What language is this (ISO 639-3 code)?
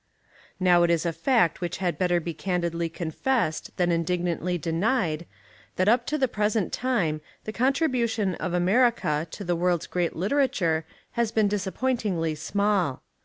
eng